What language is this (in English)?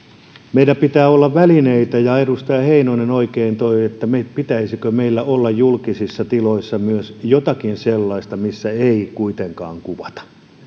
Finnish